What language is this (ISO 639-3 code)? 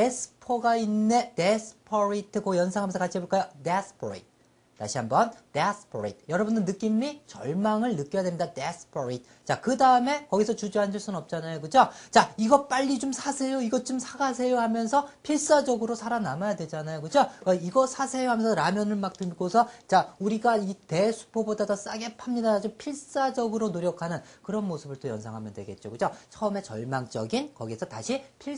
kor